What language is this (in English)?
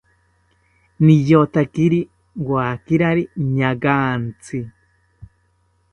South Ucayali Ashéninka